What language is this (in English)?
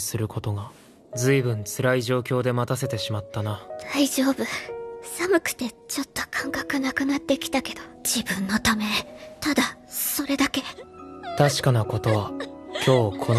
Japanese